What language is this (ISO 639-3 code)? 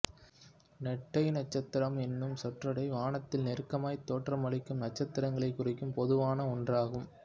tam